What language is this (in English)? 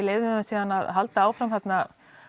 Icelandic